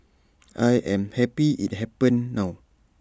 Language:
English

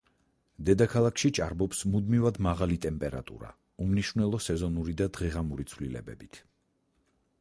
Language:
Georgian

